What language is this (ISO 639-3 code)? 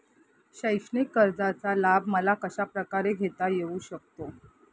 mar